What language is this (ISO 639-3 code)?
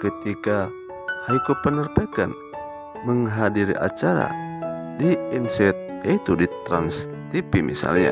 ind